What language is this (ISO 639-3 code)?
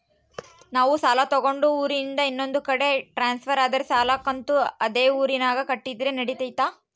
kan